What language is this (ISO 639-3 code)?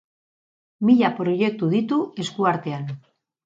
eus